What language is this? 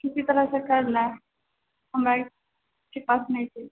Maithili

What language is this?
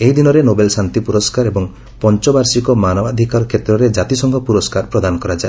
Odia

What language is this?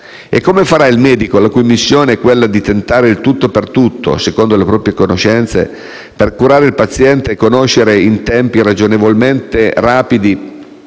Italian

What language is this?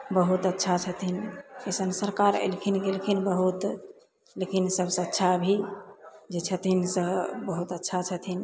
Maithili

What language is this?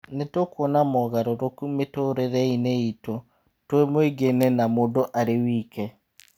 Kikuyu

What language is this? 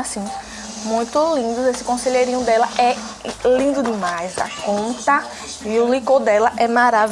Portuguese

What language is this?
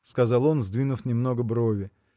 Russian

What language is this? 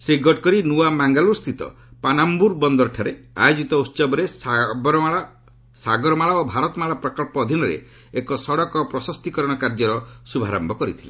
Odia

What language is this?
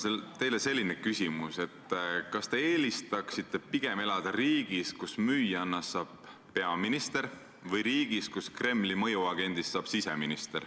Estonian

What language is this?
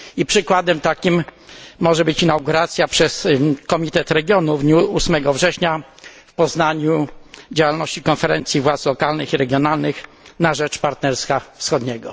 Polish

